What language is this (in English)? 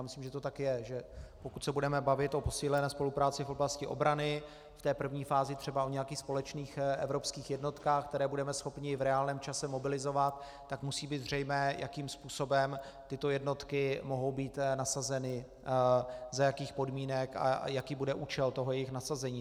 Czech